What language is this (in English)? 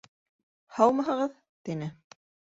Bashkir